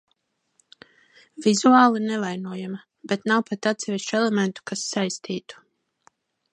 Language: Latvian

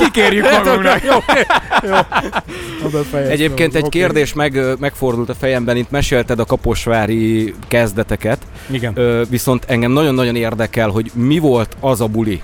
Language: Hungarian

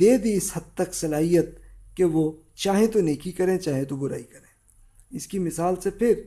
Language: Urdu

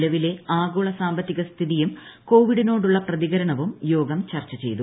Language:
Malayalam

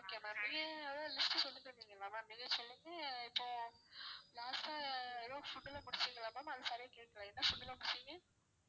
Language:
Tamil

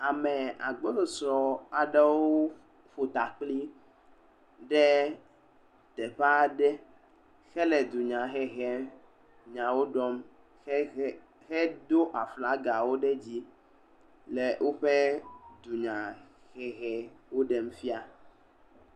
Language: Ewe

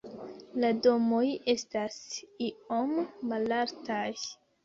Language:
Esperanto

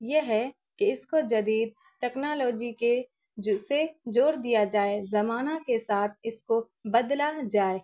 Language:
Urdu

